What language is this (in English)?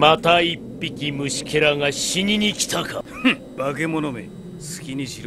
Japanese